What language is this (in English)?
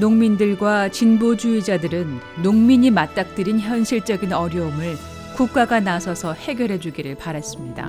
Korean